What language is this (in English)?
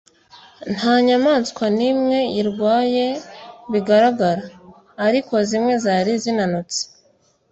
Kinyarwanda